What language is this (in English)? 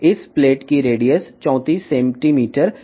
Telugu